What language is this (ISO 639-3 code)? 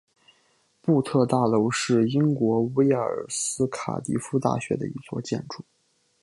zho